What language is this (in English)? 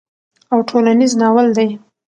Pashto